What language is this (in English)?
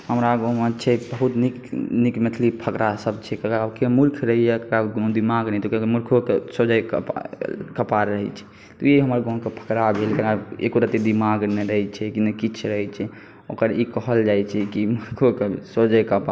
Maithili